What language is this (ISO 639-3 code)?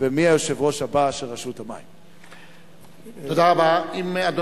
heb